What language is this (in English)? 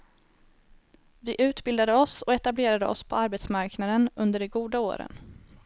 Swedish